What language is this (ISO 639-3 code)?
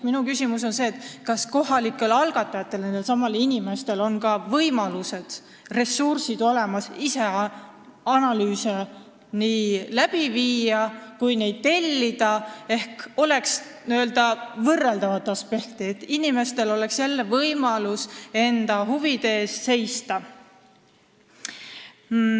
est